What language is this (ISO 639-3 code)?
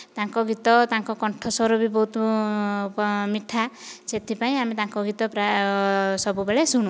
ori